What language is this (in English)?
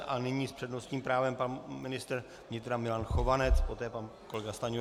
Czech